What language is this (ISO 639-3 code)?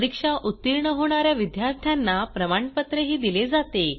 mar